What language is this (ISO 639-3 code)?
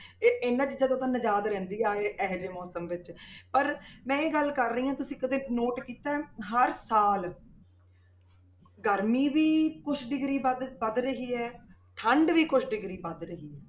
pan